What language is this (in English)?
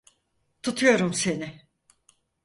Turkish